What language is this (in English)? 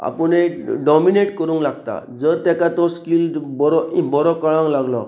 Konkani